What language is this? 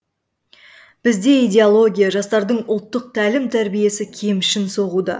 Kazakh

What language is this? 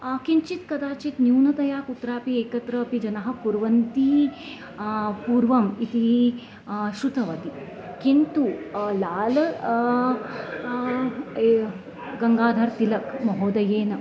Sanskrit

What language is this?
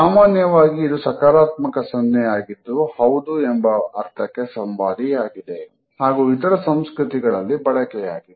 Kannada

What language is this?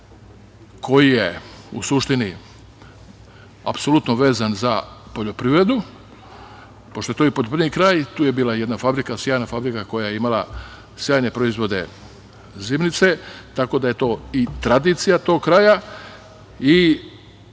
Serbian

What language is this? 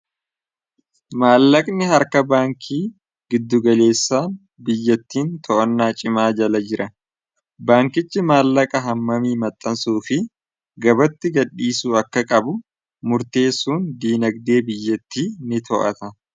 Oromo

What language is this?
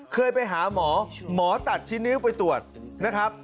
Thai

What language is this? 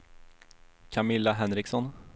Swedish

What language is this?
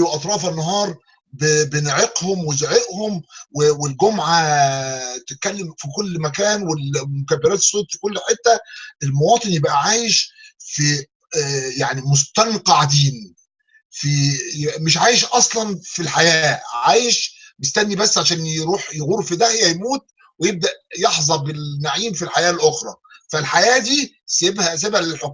Arabic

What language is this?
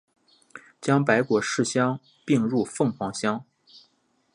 Chinese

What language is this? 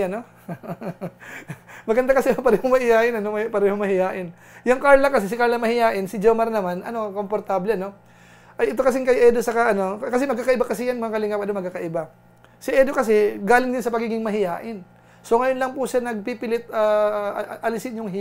Filipino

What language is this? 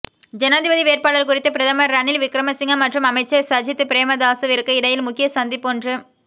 Tamil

